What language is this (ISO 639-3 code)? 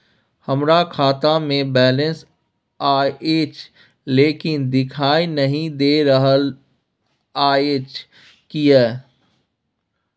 mai